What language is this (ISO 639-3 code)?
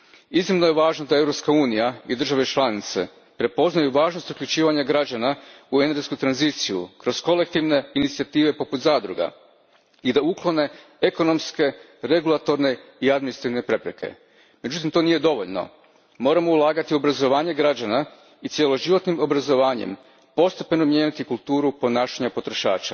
hrv